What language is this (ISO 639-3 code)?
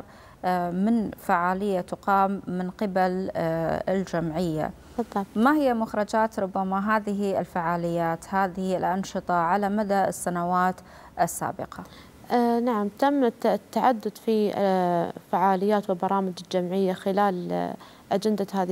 ara